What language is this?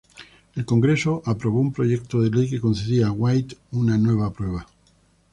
Spanish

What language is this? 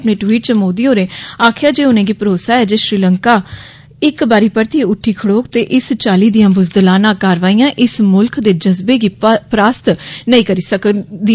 Dogri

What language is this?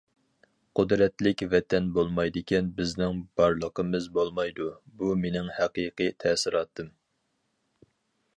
Uyghur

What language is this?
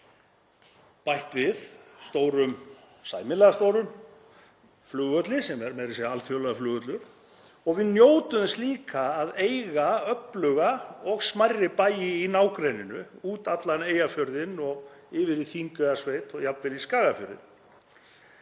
Icelandic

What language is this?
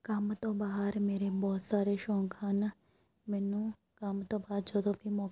Punjabi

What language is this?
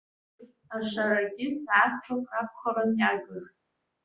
Abkhazian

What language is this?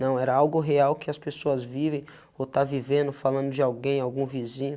Portuguese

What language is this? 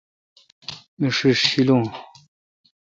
Kalkoti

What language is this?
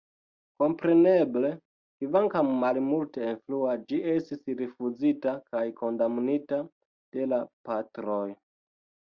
Esperanto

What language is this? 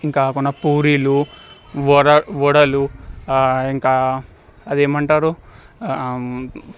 Telugu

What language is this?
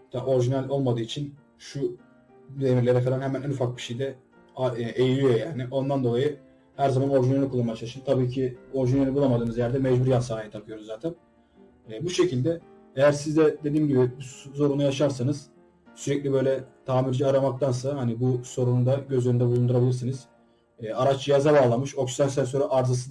Turkish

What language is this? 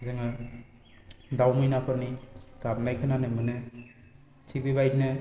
Bodo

